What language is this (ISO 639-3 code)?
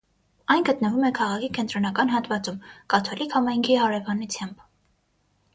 hye